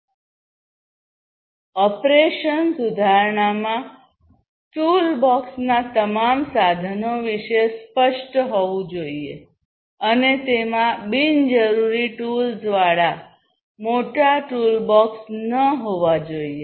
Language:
Gujarati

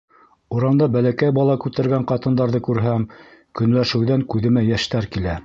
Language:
Bashkir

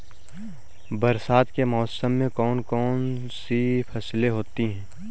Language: Hindi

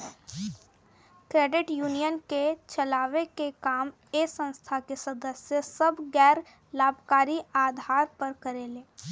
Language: Bhojpuri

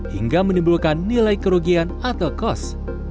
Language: Indonesian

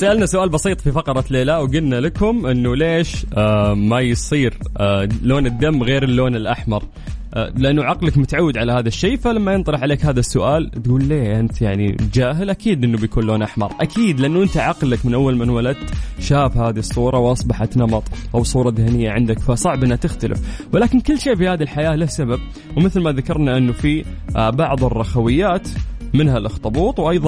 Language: Arabic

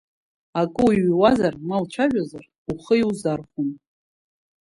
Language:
Abkhazian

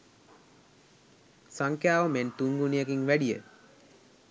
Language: Sinhala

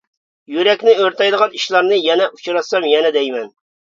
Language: Uyghur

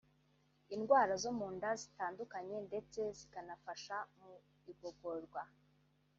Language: Kinyarwanda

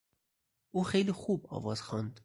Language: Persian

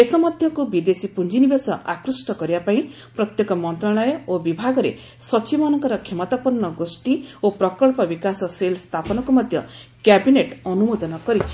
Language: Odia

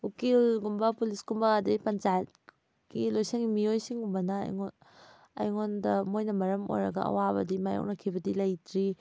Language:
Manipuri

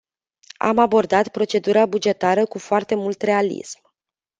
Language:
Romanian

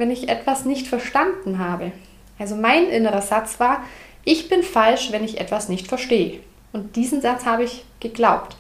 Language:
German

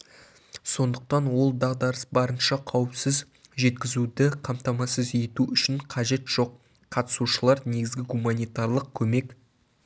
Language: Kazakh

